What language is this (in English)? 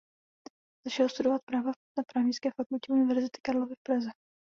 Czech